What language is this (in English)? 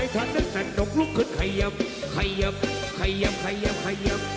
Thai